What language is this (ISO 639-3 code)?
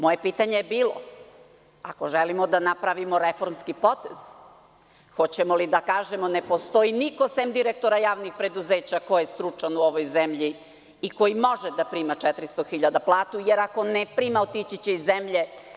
srp